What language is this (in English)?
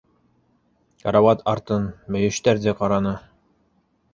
Bashkir